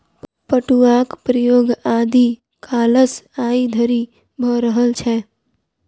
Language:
Maithili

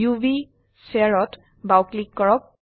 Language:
Assamese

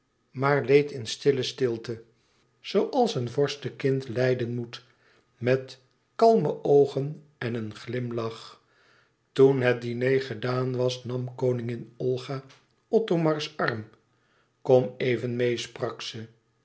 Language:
Dutch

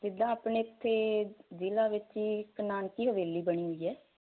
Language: Punjabi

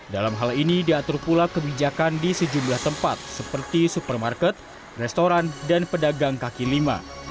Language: Indonesian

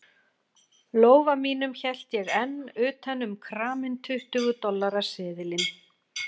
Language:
Icelandic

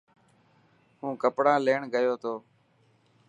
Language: Dhatki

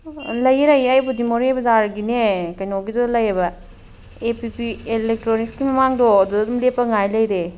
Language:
Manipuri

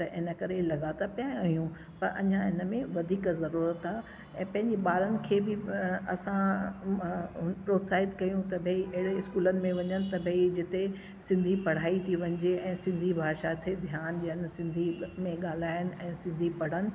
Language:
Sindhi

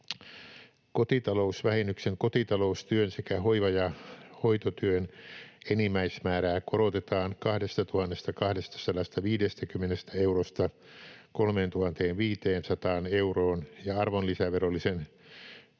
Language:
Finnish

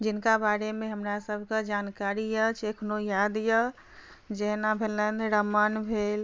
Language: Maithili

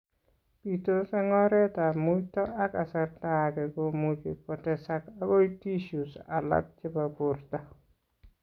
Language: Kalenjin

